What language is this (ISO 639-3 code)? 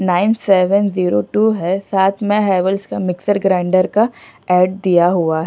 hin